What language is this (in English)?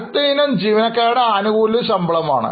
Malayalam